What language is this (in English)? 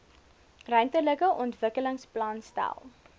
Afrikaans